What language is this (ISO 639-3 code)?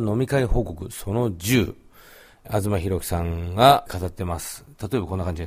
jpn